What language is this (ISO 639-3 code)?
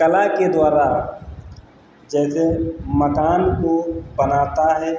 hin